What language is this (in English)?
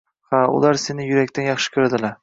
Uzbek